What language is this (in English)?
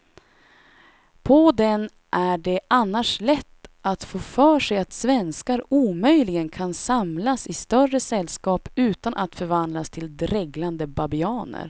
Swedish